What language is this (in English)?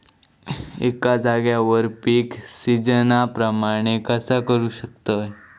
Marathi